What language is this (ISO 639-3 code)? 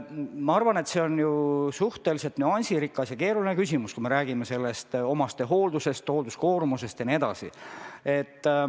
est